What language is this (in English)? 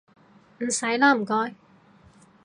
Cantonese